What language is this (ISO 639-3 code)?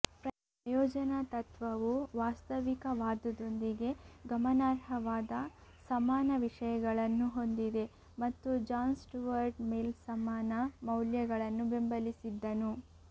kan